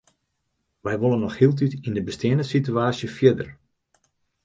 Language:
Western Frisian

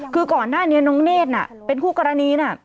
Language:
Thai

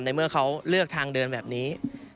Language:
Thai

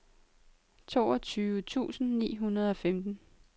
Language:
Danish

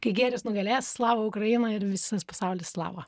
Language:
Lithuanian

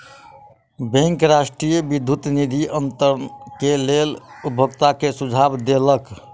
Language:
Maithili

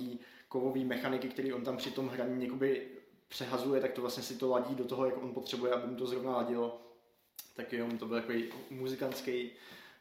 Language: Czech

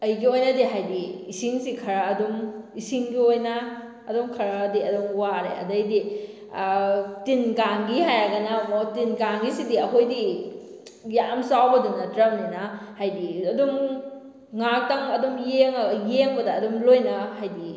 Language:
Manipuri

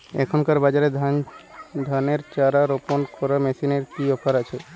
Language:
Bangla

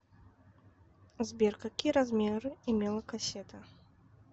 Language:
Russian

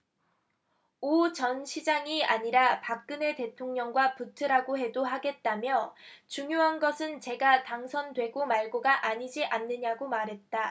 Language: Korean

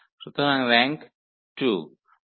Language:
Bangla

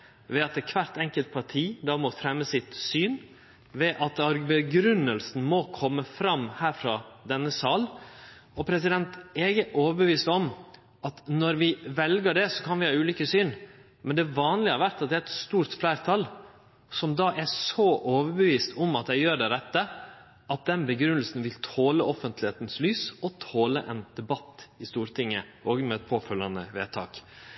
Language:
Norwegian Nynorsk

